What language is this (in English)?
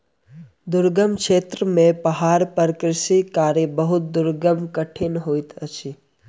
Maithili